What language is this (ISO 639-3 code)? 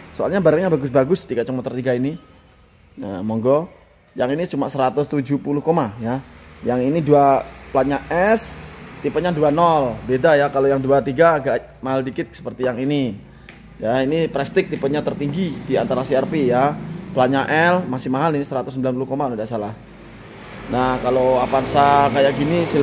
ind